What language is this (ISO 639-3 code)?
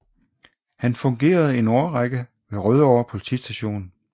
dan